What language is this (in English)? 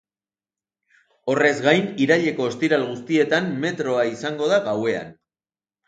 Basque